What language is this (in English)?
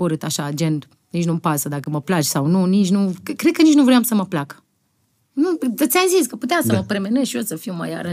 Romanian